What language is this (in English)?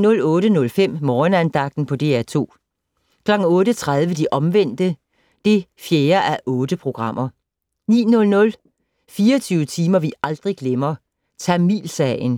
Danish